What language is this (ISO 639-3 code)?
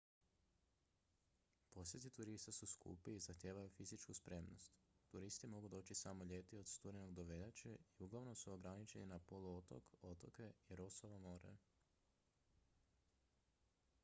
hrv